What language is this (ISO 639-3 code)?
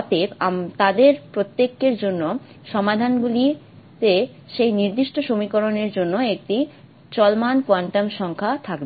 ben